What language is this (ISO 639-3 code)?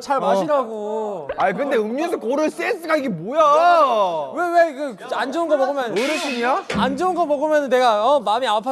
kor